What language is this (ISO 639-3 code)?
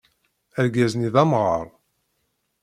kab